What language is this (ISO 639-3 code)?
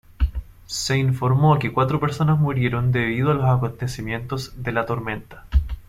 spa